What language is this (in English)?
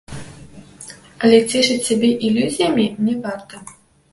Belarusian